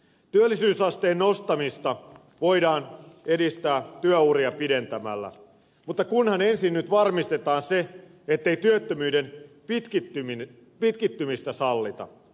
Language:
Finnish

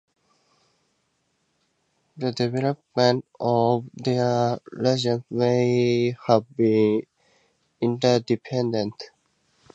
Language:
English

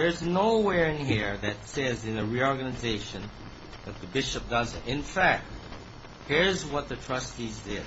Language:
English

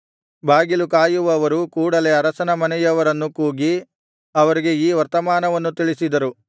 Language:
Kannada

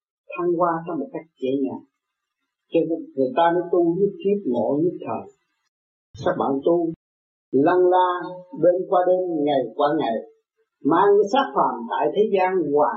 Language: Vietnamese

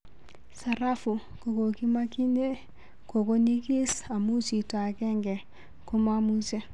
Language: Kalenjin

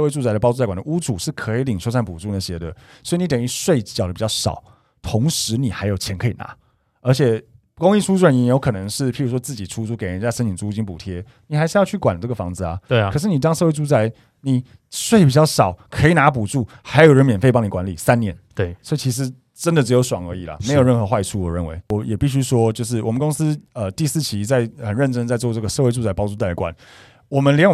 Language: Chinese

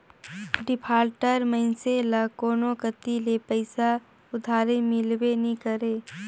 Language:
Chhattisgarhi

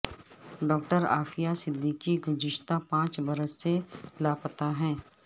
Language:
Urdu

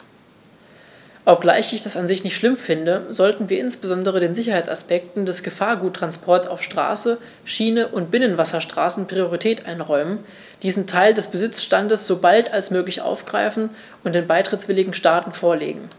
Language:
German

